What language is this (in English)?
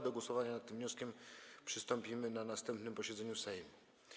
Polish